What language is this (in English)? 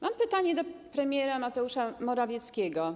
Polish